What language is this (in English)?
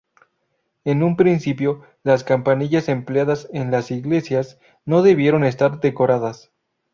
Spanish